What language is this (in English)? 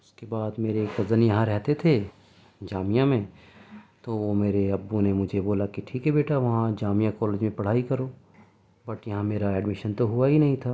Urdu